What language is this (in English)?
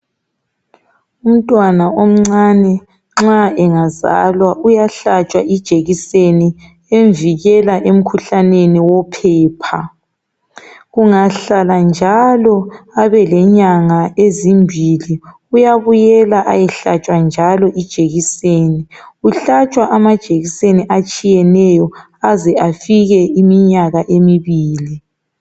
North Ndebele